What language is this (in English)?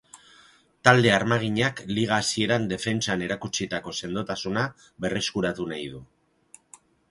Basque